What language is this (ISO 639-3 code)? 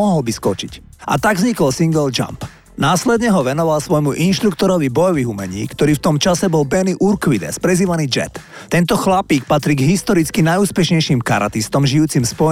slk